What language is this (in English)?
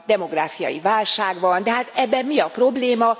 Hungarian